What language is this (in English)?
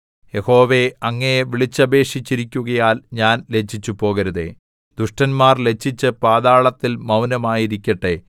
Malayalam